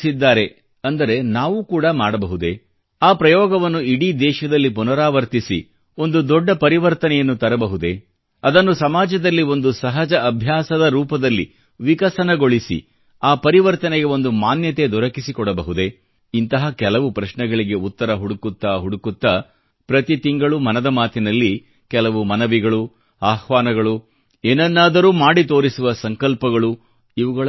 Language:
Kannada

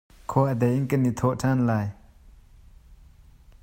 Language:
Hakha Chin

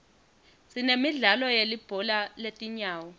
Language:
Swati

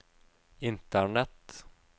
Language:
Norwegian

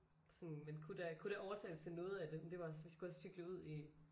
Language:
Danish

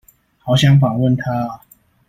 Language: Chinese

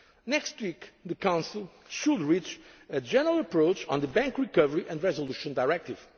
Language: English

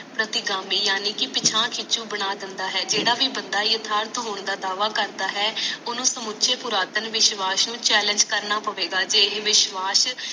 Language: Punjabi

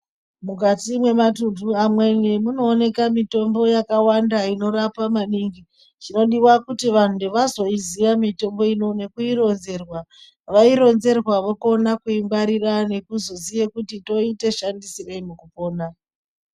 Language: Ndau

